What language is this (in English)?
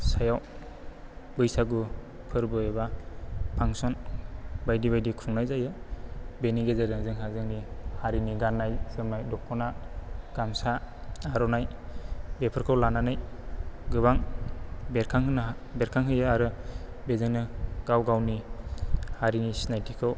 Bodo